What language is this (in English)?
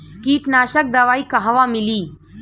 Bhojpuri